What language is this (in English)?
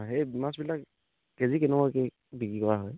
Assamese